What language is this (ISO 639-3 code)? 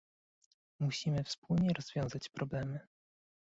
pol